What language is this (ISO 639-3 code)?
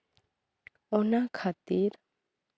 sat